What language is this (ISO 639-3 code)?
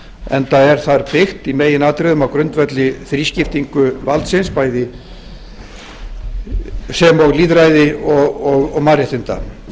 isl